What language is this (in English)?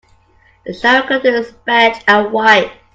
English